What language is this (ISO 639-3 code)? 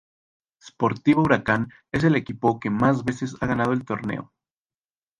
spa